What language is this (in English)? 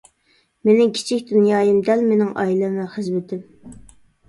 Uyghur